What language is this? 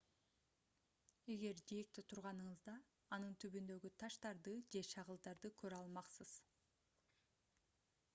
Kyrgyz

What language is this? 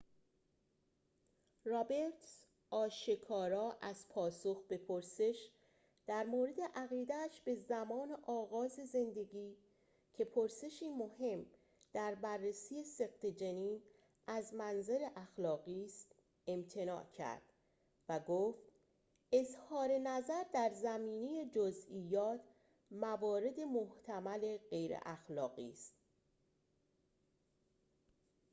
Persian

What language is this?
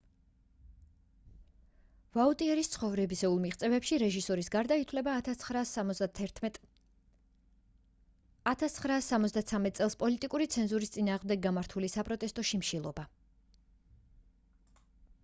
Georgian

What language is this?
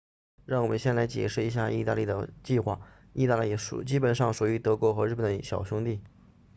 Chinese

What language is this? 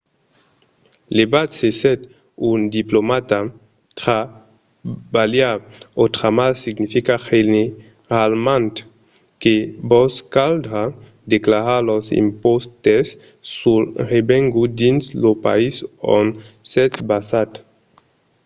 Occitan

